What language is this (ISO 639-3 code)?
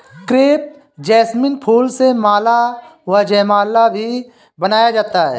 hin